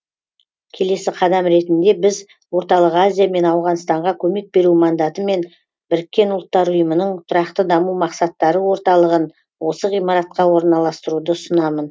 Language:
Kazakh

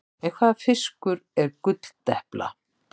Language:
Icelandic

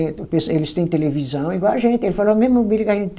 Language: Portuguese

